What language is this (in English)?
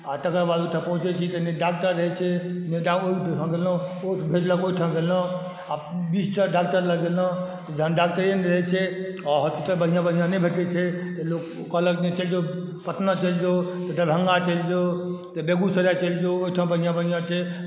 Maithili